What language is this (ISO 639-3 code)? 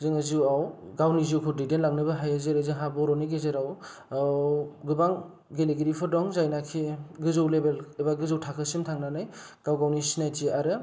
brx